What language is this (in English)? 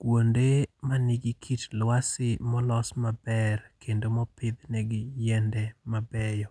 Luo (Kenya and Tanzania)